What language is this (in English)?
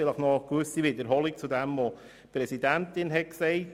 Swiss German